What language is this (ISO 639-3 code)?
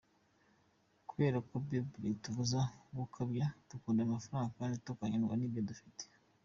kin